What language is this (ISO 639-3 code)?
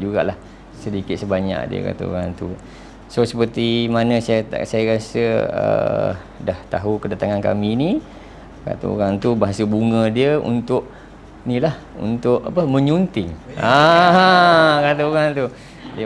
msa